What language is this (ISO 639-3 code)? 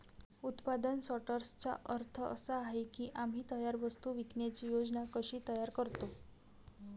mar